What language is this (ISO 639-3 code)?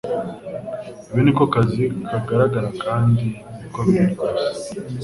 kin